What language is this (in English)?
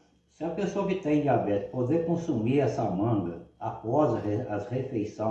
Portuguese